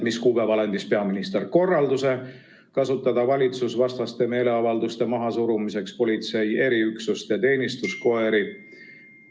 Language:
Estonian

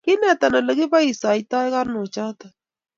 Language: Kalenjin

